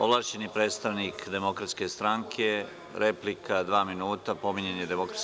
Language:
Serbian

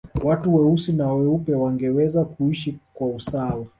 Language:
Swahili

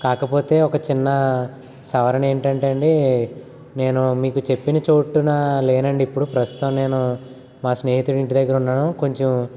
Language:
Telugu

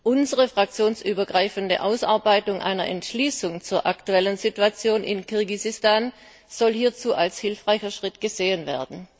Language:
German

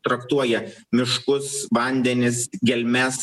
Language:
Lithuanian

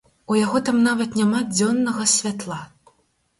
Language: Belarusian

